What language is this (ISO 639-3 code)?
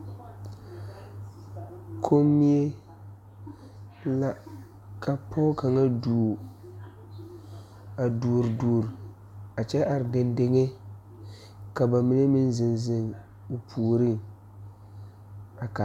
dga